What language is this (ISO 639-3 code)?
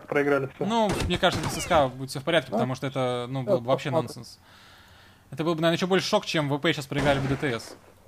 rus